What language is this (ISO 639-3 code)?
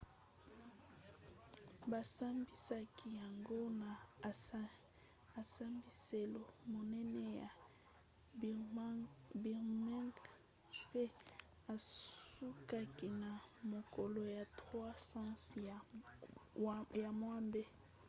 lin